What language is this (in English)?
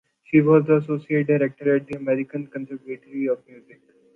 English